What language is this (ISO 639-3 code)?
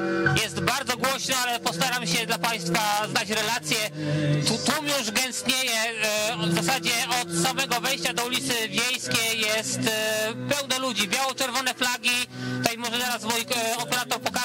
pol